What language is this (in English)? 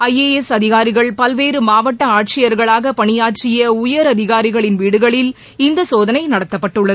Tamil